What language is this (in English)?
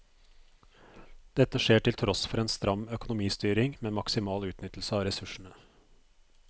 Norwegian